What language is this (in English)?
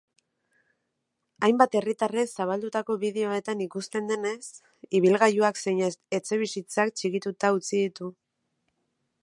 Basque